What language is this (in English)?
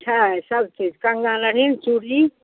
Maithili